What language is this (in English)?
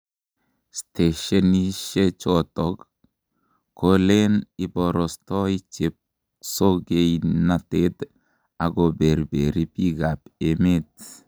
Kalenjin